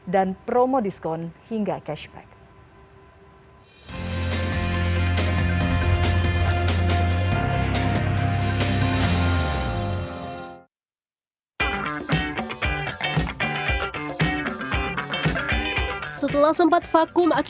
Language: Indonesian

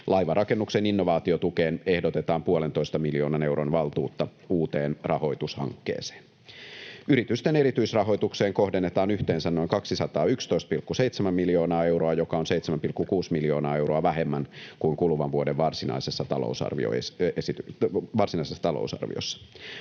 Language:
Finnish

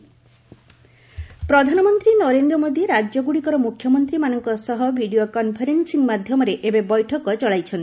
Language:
Odia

